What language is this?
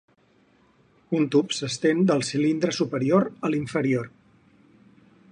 Catalan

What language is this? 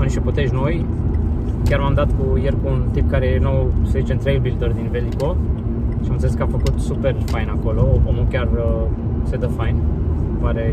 Romanian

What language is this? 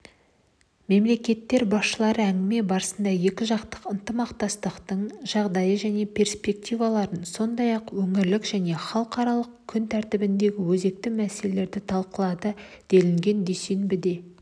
Kazakh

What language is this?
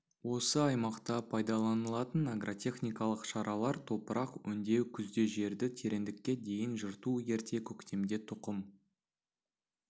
Kazakh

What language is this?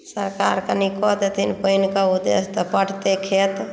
Maithili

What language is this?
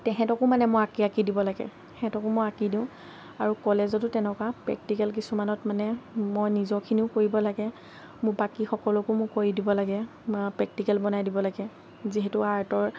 Assamese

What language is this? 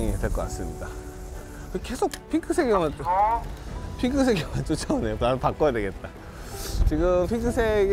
Korean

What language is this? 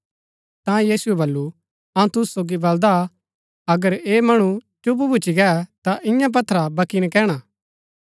Gaddi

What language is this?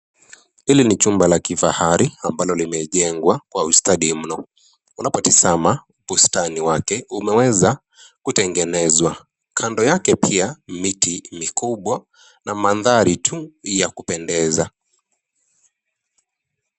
Swahili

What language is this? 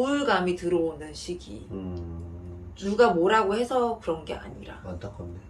Korean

